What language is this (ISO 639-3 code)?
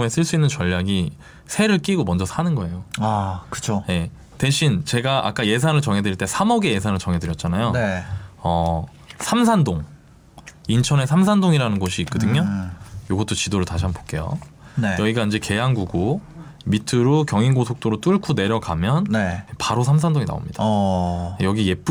kor